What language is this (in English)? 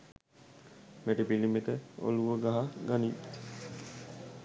Sinhala